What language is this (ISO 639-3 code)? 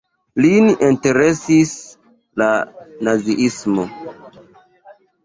epo